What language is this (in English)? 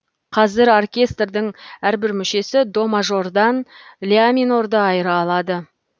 Kazakh